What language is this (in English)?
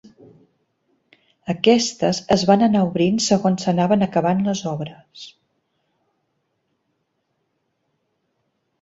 Catalan